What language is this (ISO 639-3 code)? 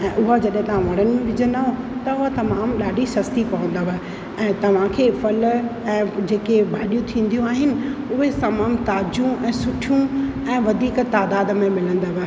snd